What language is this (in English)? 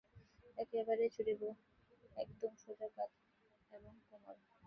Bangla